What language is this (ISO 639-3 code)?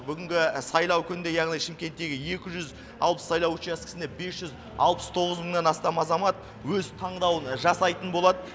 kaz